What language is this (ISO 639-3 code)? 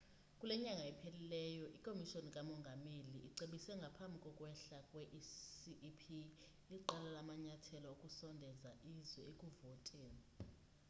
xho